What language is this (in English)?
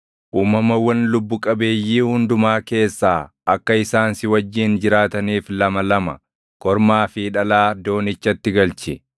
Oromo